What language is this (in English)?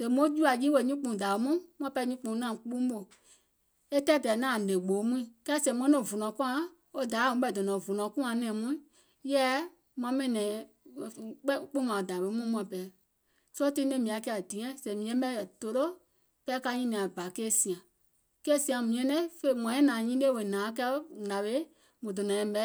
Gola